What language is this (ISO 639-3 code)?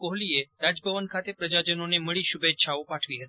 guj